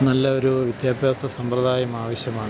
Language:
Malayalam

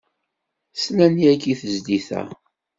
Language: Kabyle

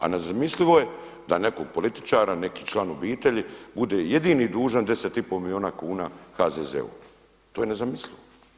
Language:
Croatian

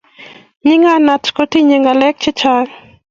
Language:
Kalenjin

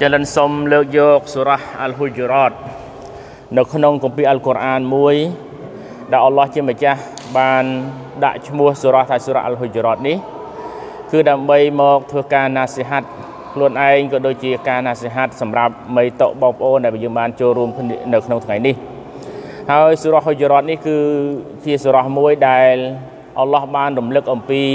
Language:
Thai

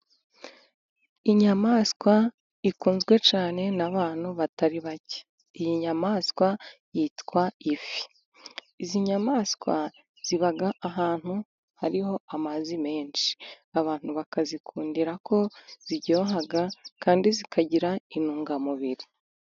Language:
Kinyarwanda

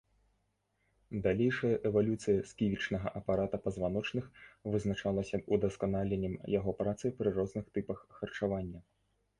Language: Belarusian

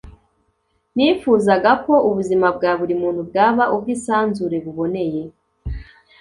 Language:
Kinyarwanda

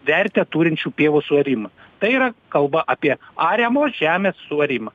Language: Lithuanian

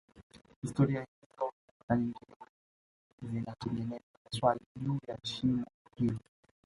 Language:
Swahili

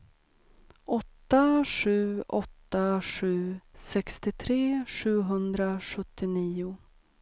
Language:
Swedish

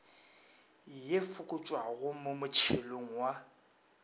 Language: Northern Sotho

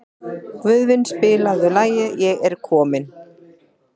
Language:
Icelandic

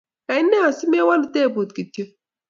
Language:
Kalenjin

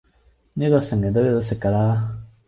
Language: Cantonese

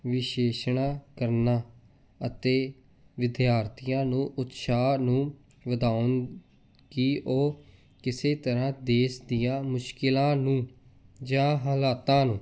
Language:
Punjabi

